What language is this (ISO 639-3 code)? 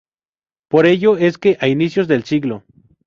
spa